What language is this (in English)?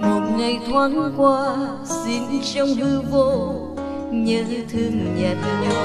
Vietnamese